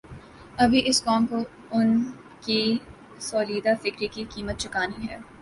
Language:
Urdu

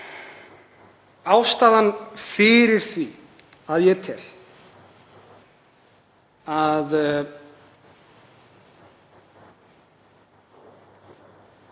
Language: Icelandic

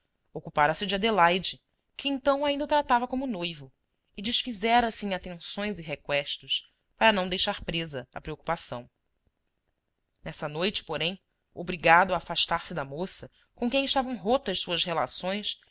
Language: Portuguese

